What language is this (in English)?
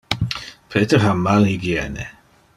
Interlingua